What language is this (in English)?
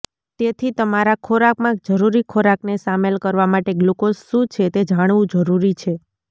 Gujarati